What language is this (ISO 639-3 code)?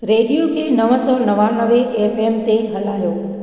snd